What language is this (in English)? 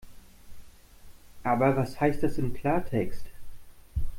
German